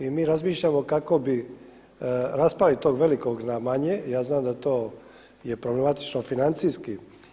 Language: Croatian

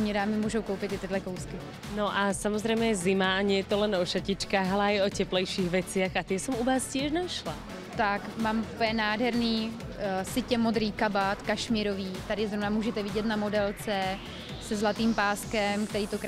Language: Czech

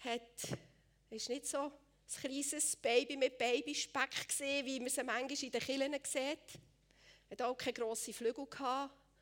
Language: German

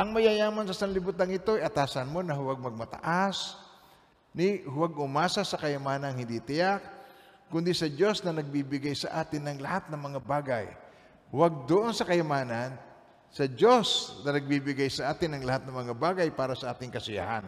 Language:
Filipino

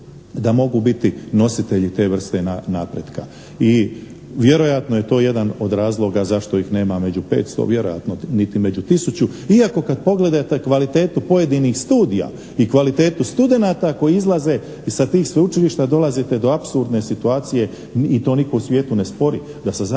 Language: Croatian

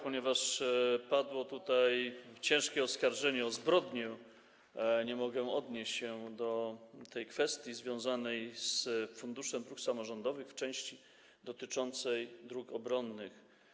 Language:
Polish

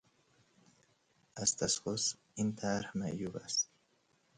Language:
Persian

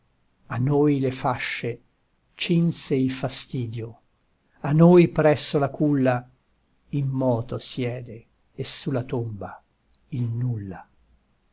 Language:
Italian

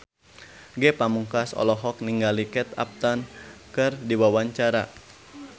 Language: Sundanese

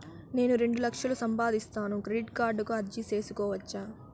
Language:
Telugu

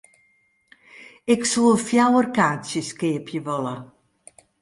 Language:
Western Frisian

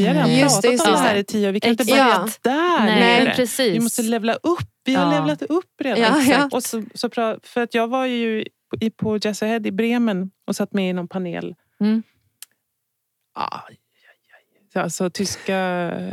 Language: Swedish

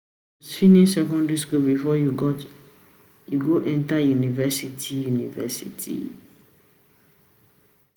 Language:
Nigerian Pidgin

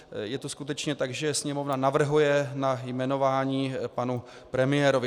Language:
Czech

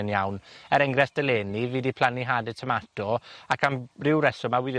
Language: Welsh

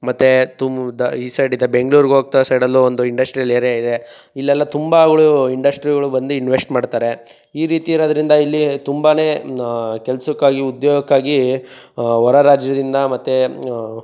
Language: Kannada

